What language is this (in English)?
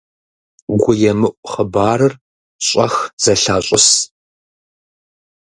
Kabardian